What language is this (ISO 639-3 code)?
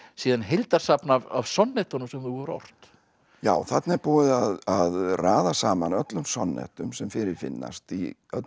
isl